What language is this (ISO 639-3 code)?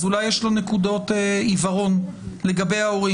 heb